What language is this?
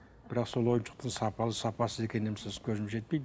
Kazakh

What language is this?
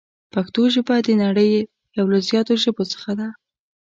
Pashto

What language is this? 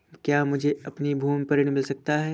Hindi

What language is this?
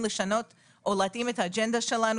Hebrew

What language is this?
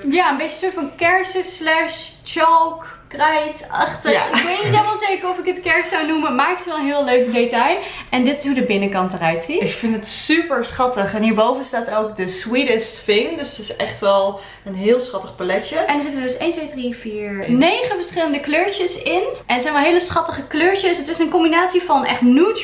Dutch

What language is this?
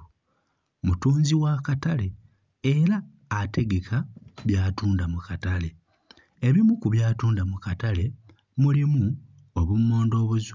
Ganda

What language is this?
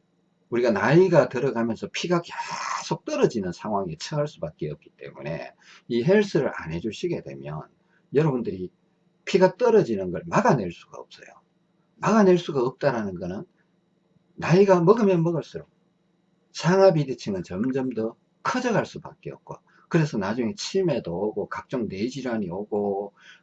Korean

